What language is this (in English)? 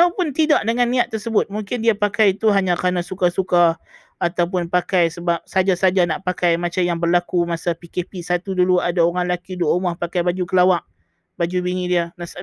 Malay